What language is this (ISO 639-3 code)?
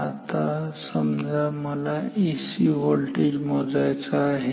mar